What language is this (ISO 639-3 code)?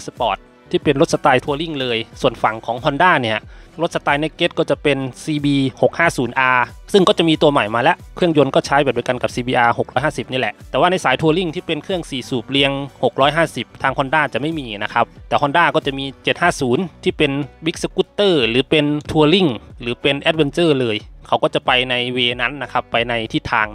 tha